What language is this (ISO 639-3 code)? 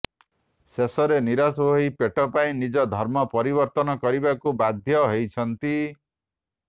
ori